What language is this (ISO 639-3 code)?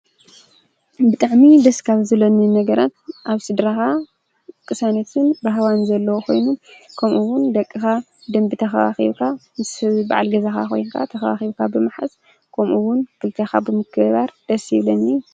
tir